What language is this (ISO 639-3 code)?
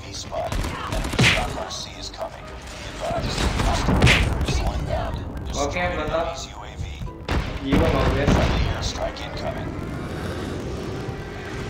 ind